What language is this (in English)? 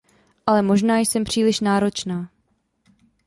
Czech